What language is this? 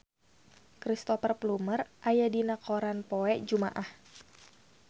Sundanese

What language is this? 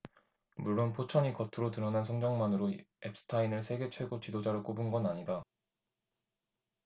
Korean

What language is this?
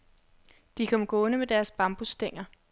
Danish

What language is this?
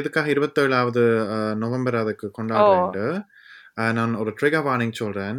Tamil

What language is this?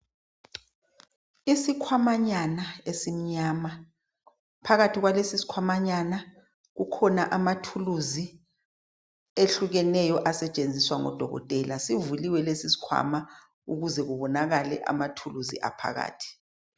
North Ndebele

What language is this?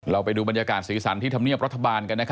Thai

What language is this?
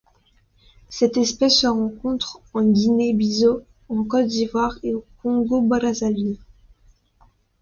French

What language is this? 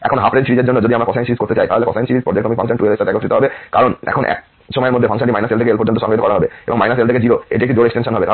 Bangla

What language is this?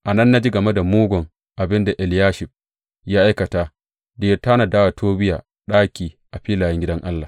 Hausa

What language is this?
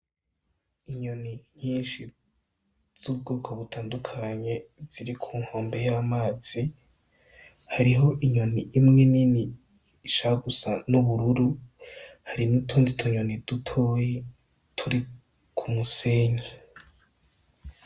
Rundi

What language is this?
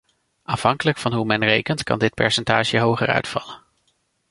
Dutch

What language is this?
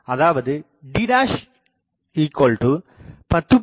Tamil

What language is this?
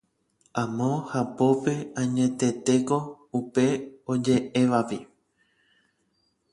Guarani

